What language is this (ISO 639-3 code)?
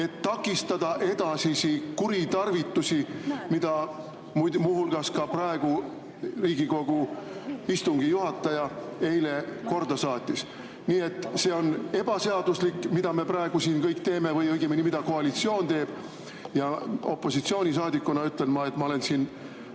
est